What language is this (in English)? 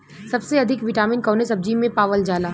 Bhojpuri